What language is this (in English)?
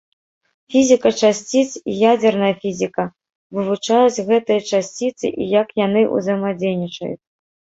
Belarusian